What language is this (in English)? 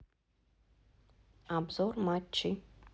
Russian